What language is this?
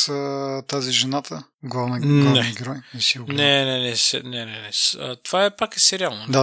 Bulgarian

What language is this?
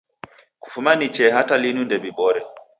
Taita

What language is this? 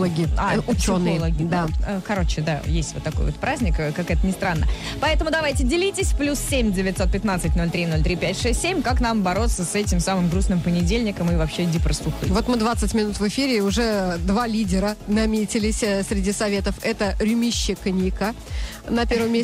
Russian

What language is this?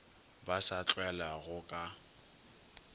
Northern Sotho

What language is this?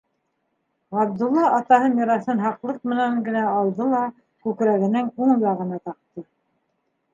Bashkir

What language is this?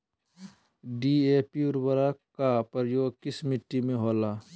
Magahi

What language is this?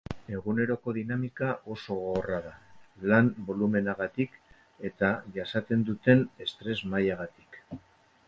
Basque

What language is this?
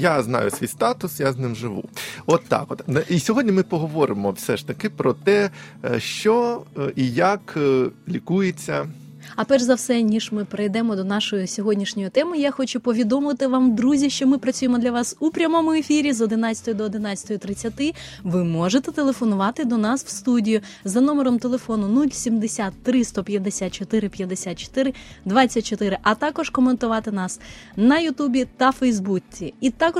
Ukrainian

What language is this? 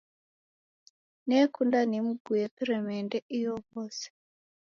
Taita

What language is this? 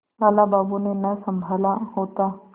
Hindi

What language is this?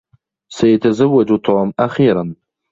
Arabic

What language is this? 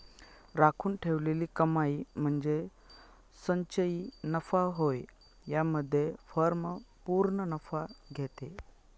Marathi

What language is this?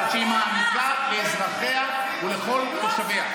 Hebrew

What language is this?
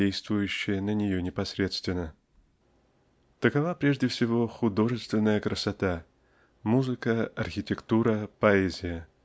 Russian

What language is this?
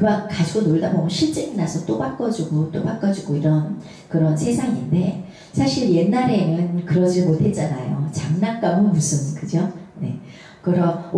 Korean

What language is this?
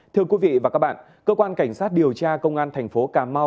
Vietnamese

